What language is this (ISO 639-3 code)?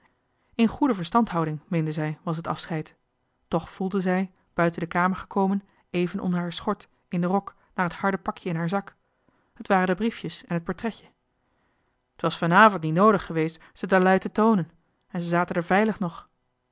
nld